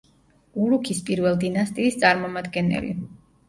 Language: Georgian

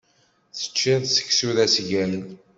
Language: Kabyle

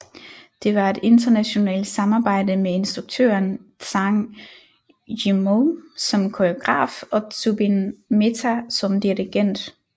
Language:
Danish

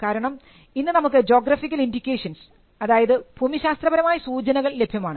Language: Malayalam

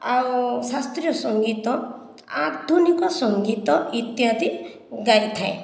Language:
Odia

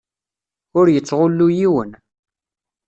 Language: Kabyle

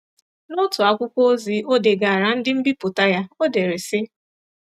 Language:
Igbo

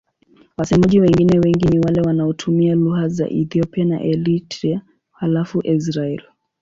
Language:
Swahili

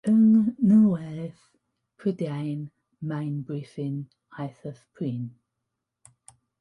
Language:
Welsh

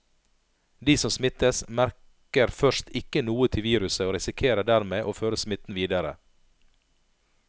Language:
Norwegian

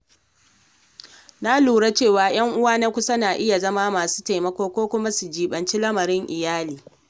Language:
Hausa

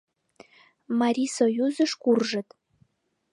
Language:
Mari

